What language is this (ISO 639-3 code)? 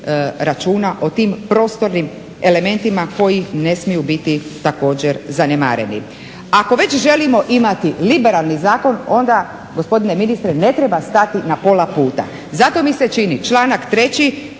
hrv